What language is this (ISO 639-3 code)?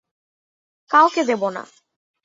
ben